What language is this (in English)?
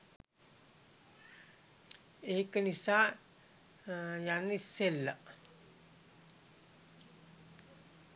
Sinhala